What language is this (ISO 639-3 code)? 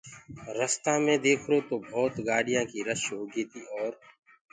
ggg